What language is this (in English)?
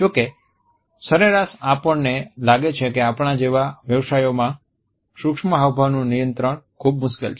Gujarati